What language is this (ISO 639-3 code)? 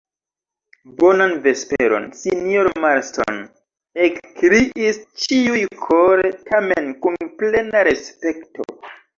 epo